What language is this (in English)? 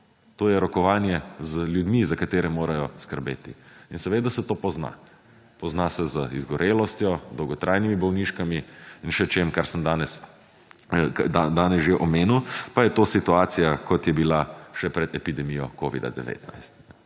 Slovenian